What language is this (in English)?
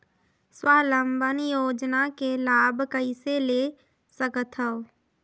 Chhattisgarhi